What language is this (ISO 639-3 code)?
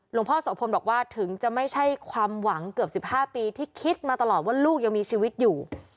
tha